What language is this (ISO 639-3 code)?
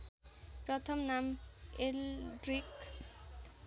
nep